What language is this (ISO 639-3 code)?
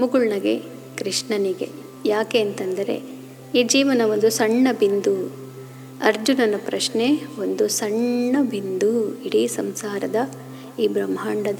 kan